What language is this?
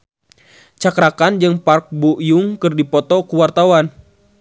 Sundanese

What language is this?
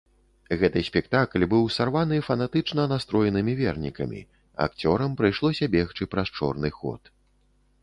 Belarusian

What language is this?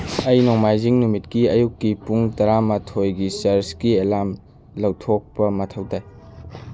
Manipuri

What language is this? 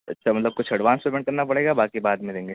Urdu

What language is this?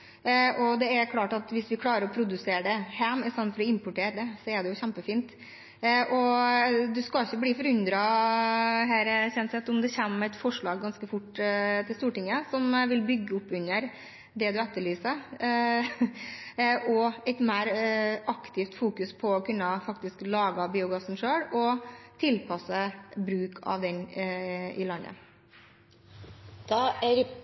Norwegian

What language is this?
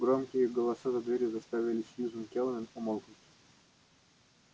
Russian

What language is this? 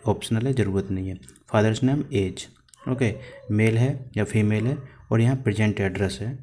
Hindi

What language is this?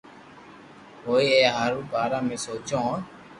Loarki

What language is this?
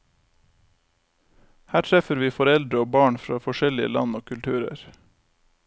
Norwegian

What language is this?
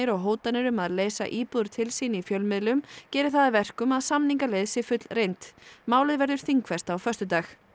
Icelandic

